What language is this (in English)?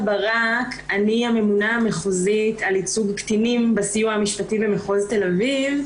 Hebrew